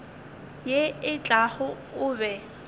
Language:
Northern Sotho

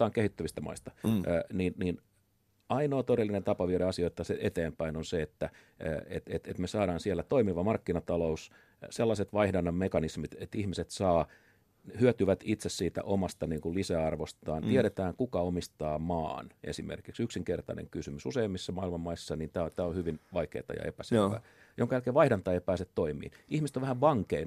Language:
Finnish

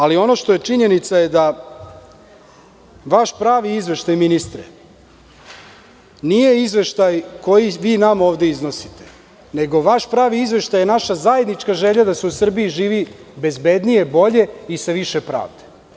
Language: Serbian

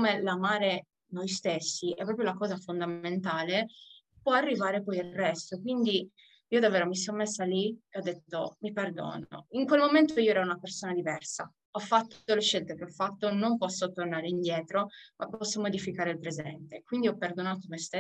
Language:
Italian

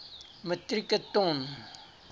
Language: Afrikaans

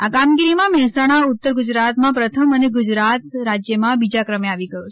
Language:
Gujarati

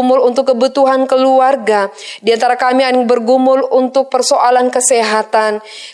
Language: Indonesian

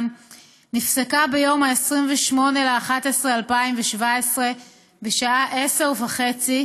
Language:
Hebrew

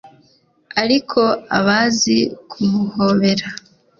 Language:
Kinyarwanda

